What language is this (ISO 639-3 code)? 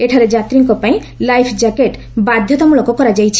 ori